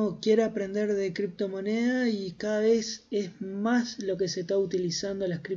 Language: Spanish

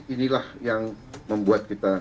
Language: Indonesian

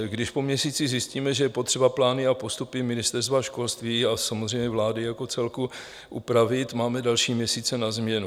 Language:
Czech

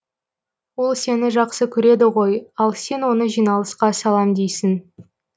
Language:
Kazakh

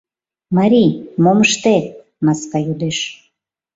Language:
Mari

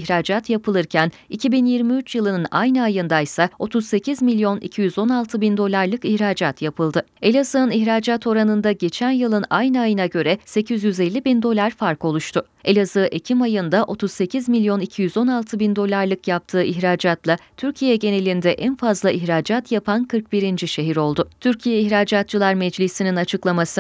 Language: Turkish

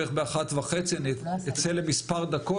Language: Hebrew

